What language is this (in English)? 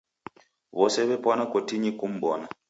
Taita